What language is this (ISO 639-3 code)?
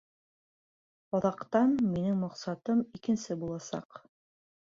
bak